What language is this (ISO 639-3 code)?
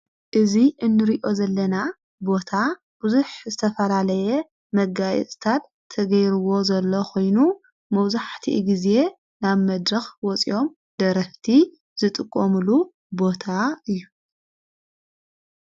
tir